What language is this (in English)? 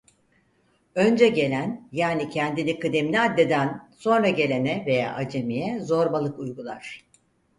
Turkish